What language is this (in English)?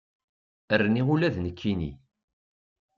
Kabyle